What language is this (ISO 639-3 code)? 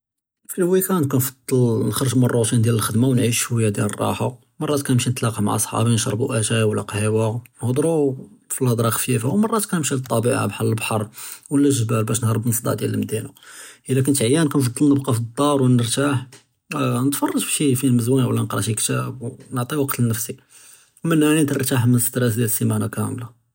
jrb